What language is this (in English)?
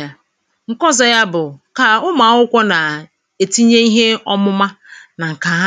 Igbo